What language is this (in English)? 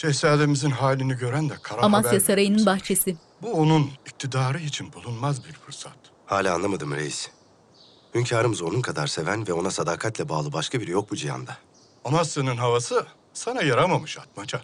Turkish